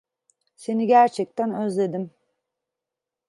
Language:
Turkish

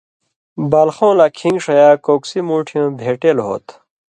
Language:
Indus Kohistani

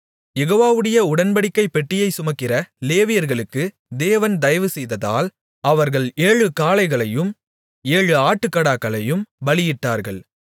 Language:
Tamil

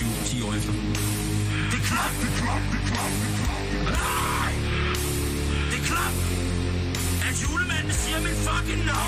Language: Danish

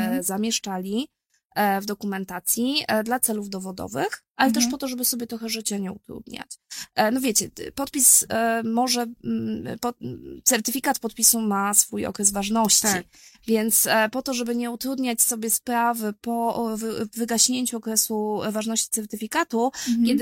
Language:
Polish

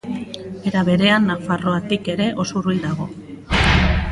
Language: Basque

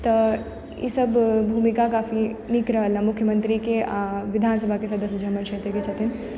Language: Maithili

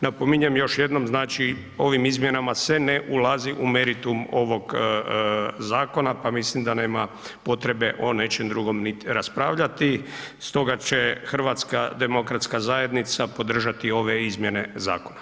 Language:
Croatian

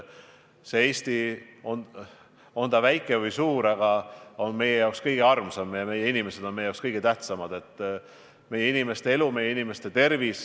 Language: Estonian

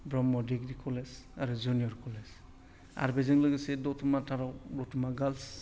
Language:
Bodo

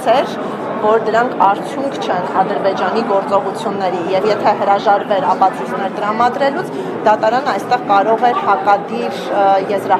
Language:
Romanian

